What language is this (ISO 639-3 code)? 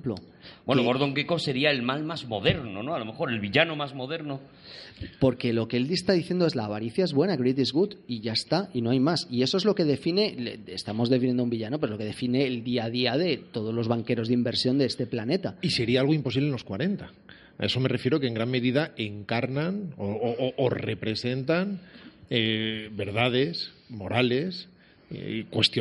spa